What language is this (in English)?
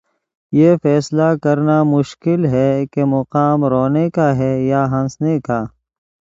Urdu